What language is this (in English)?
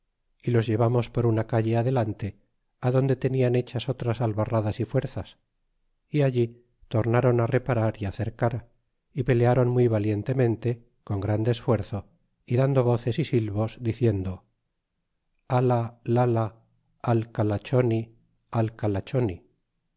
Spanish